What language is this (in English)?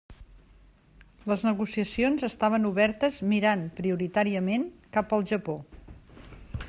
Catalan